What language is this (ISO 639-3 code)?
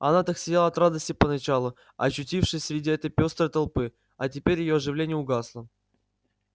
rus